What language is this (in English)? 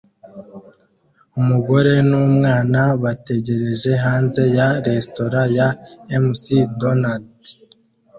Kinyarwanda